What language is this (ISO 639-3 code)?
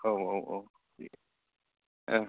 brx